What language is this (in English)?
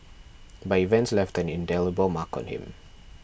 English